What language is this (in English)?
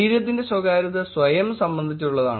Malayalam